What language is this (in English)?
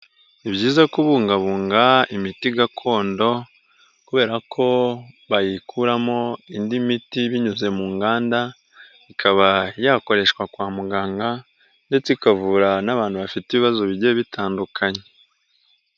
Kinyarwanda